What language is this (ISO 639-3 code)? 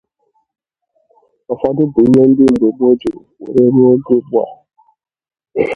ibo